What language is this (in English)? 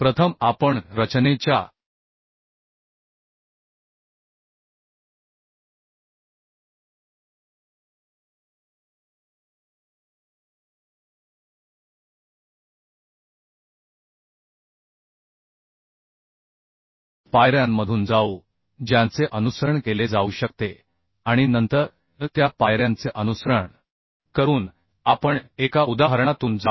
Marathi